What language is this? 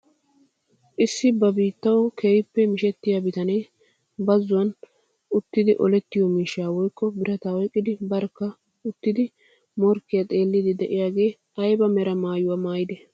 Wolaytta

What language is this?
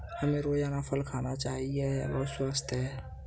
Hindi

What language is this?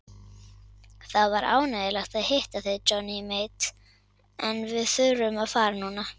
Icelandic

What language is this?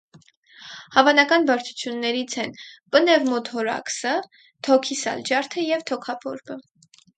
Armenian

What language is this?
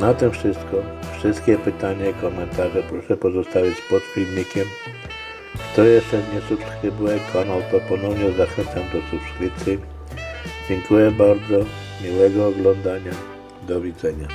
Polish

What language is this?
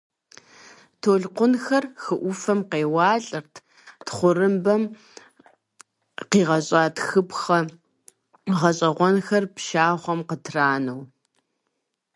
Kabardian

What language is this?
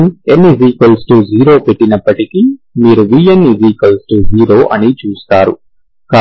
Telugu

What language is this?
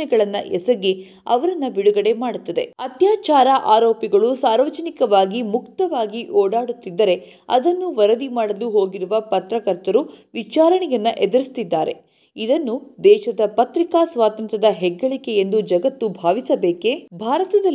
Kannada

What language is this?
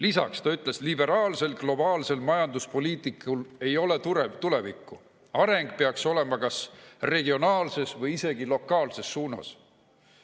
Estonian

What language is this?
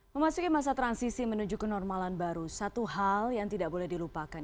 Indonesian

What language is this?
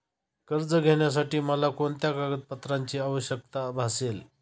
Marathi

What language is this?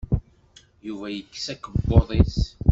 Kabyle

